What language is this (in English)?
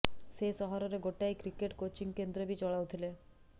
Odia